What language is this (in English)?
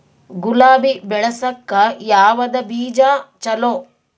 Kannada